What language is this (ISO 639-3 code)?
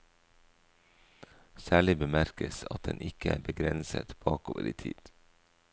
nor